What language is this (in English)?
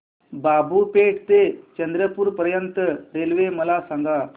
Marathi